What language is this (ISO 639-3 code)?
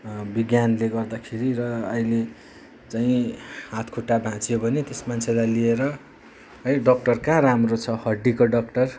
nep